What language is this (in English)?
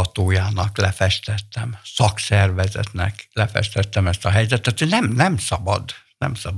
Hungarian